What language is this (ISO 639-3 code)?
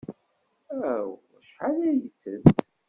kab